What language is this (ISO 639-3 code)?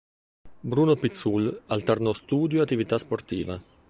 ita